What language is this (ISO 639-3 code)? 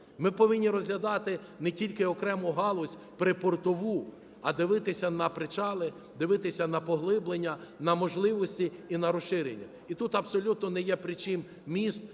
ukr